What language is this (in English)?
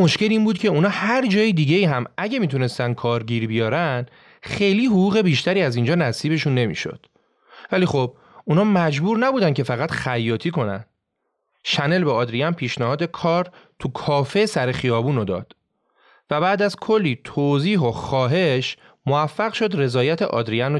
Persian